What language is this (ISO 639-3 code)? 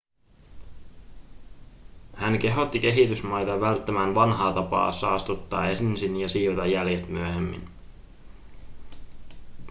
fin